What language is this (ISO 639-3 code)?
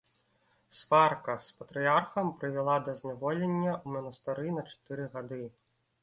bel